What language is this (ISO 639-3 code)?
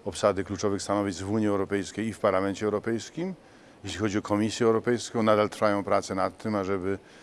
pol